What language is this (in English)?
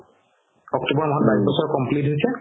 Assamese